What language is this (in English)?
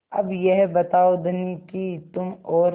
Hindi